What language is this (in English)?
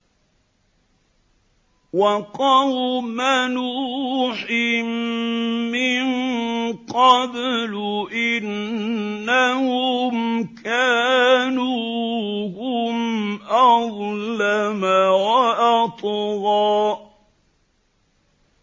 Arabic